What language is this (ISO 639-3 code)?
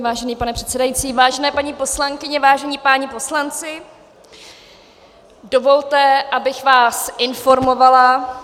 ces